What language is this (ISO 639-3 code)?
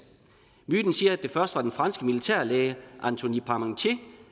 dan